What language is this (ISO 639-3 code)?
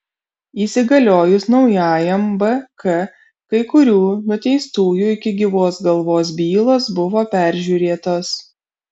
lit